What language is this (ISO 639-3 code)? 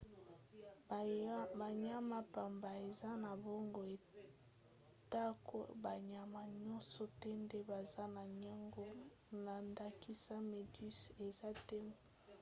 lin